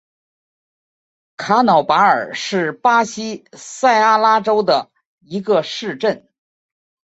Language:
Chinese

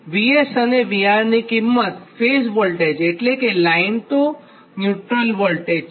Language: Gujarati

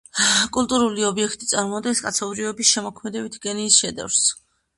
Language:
Georgian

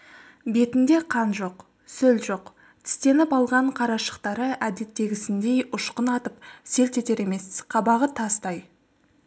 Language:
Kazakh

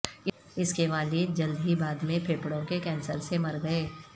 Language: Urdu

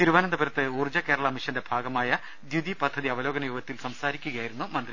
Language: Malayalam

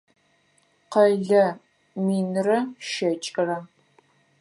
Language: Adyghe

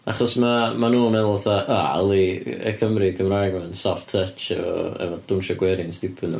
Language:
Welsh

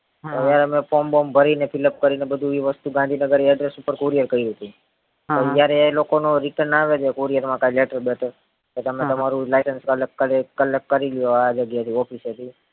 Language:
Gujarati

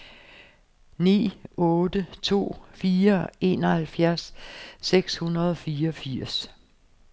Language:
Danish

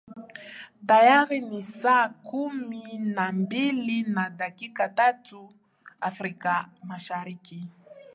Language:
Swahili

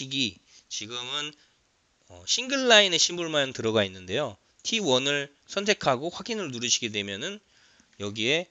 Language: Korean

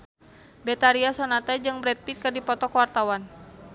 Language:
Sundanese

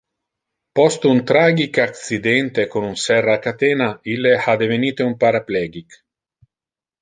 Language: Interlingua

